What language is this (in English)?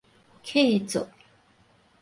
Min Nan Chinese